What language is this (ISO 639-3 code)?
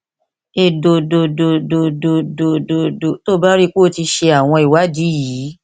yor